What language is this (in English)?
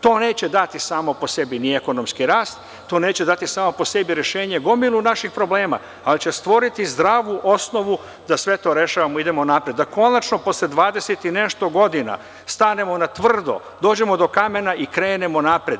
Serbian